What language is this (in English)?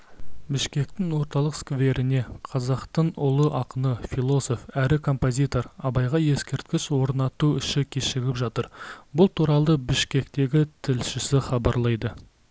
Kazakh